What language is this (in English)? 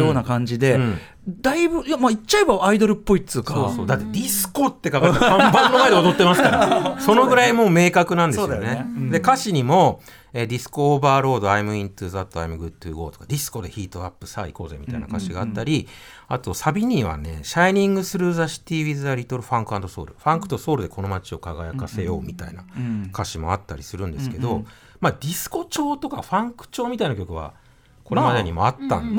Japanese